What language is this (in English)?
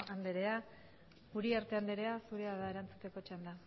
Basque